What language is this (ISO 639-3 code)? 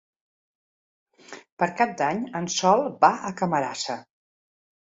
cat